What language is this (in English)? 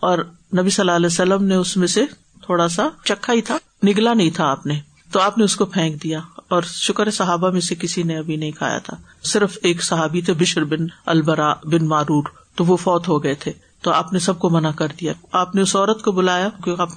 Urdu